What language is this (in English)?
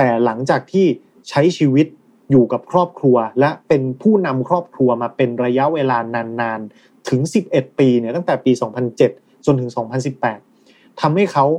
Thai